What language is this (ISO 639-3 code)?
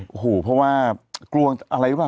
tha